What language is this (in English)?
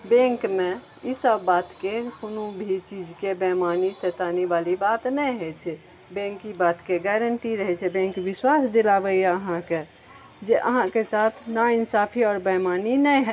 Maithili